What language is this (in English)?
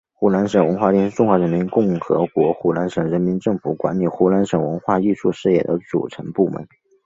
Chinese